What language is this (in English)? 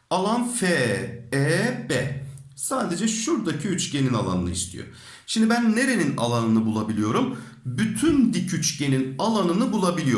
Turkish